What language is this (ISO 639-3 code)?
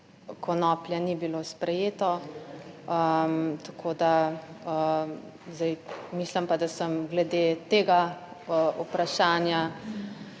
slv